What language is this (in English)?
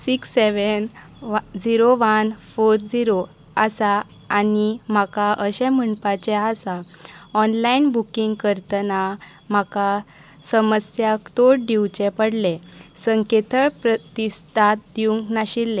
Konkani